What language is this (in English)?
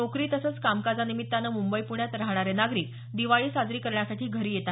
Marathi